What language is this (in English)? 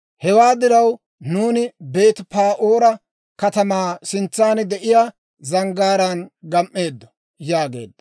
Dawro